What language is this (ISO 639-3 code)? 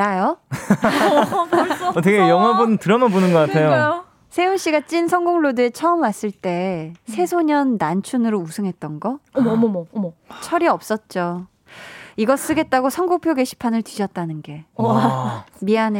kor